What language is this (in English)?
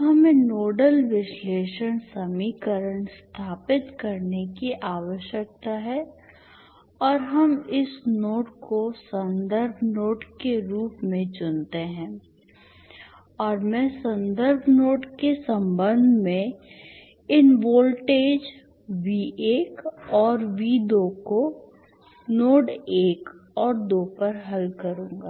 Hindi